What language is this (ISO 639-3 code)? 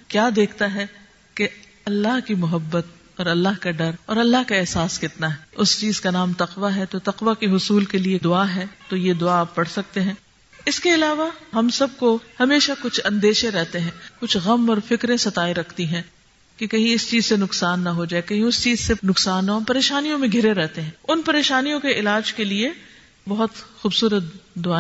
urd